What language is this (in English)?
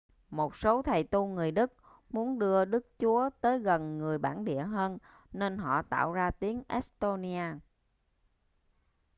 Vietnamese